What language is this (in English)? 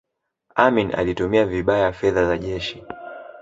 Swahili